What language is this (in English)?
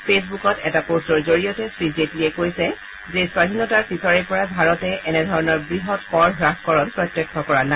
Assamese